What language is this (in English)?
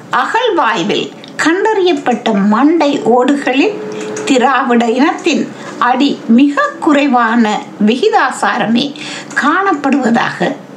Tamil